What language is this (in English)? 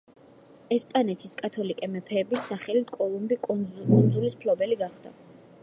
Georgian